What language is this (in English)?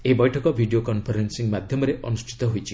Odia